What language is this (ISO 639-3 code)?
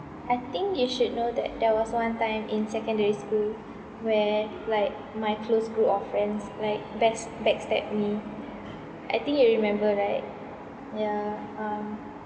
eng